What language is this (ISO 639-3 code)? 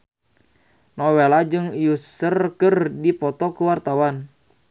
sun